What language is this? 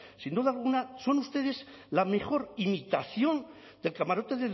Spanish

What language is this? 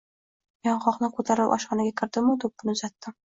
Uzbek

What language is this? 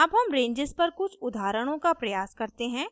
Hindi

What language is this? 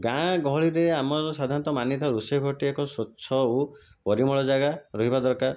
Odia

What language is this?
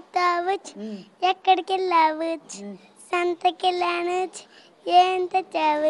Telugu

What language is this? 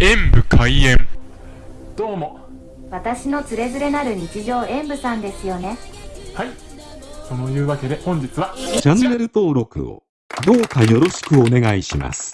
Japanese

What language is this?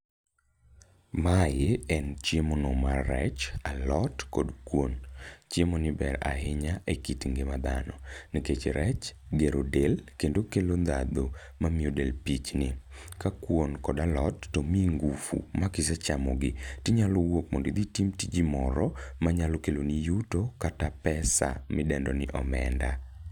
Luo (Kenya and Tanzania)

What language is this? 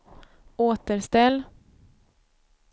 Swedish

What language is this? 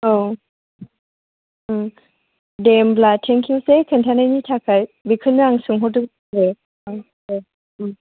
Bodo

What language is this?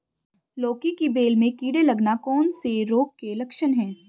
Hindi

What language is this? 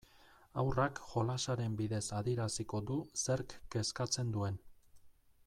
Basque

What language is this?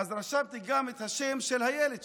Hebrew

